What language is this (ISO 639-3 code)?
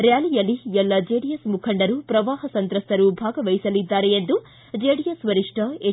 kan